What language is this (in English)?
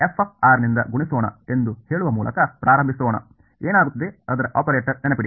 Kannada